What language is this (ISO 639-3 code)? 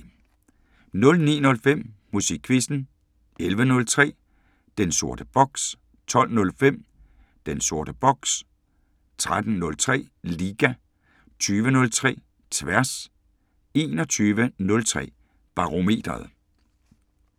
dan